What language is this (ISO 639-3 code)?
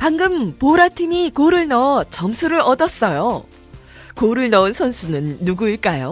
kor